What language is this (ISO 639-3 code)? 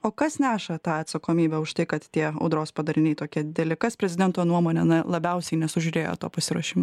lit